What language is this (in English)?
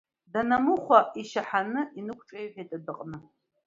Abkhazian